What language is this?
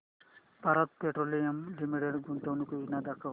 Marathi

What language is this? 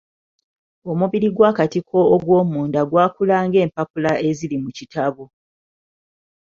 Ganda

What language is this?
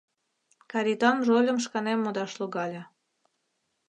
Mari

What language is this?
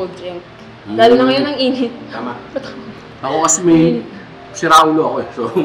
Filipino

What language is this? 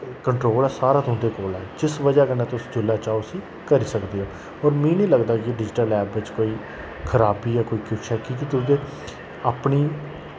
Dogri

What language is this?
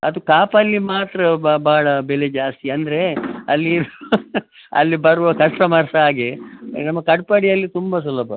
Kannada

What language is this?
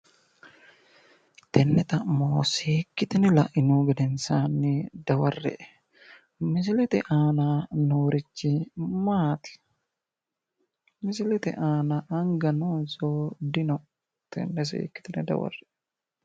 Sidamo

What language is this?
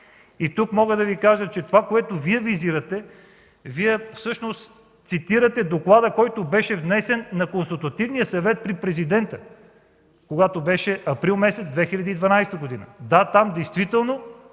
Bulgarian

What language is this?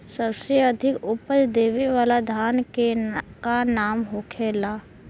Bhojpuri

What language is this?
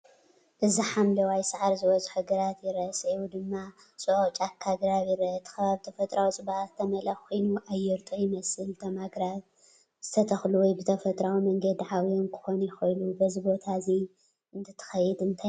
Tigrinya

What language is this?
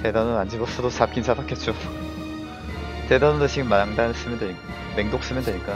Korean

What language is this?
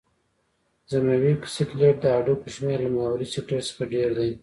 Pashto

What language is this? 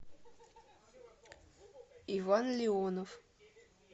Russian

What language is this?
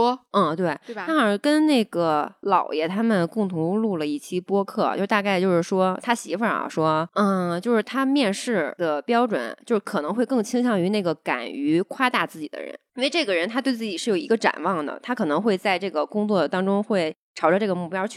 Chinese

